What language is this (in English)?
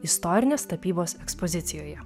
Lithuanian